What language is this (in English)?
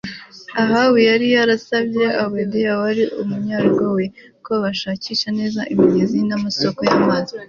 Kinyarwanda